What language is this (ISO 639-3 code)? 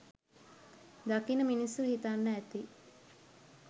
sin